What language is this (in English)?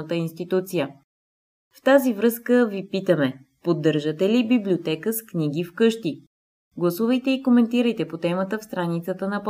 Bulgarian